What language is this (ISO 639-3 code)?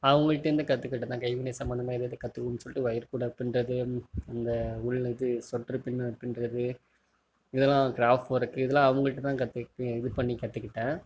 tam